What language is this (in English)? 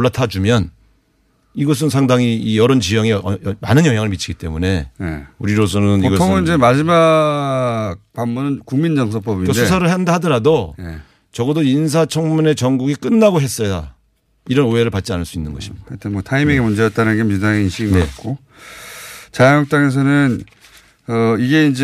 Korean